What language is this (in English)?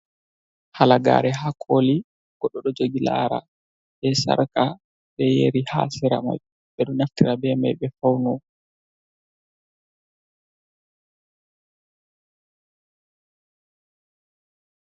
Fula